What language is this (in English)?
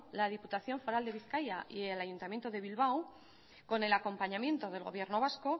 Spanish